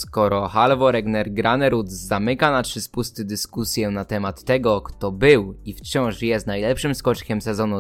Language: Polish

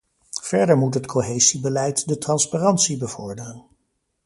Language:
Dutch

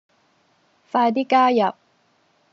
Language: Cantonese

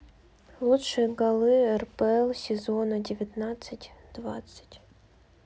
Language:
Russian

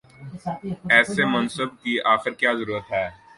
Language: Urdu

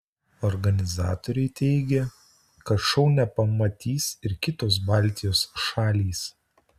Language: Lithuanian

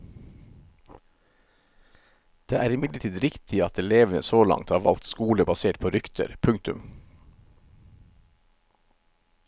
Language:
Norwegian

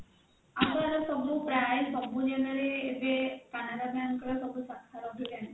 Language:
Odia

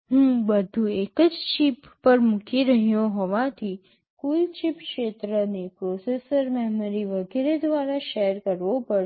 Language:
Gujarati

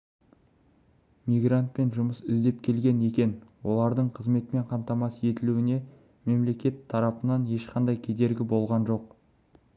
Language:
Kazakh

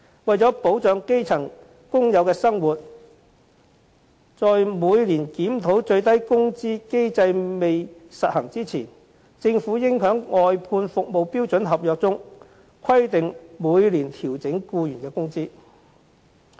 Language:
Cantonese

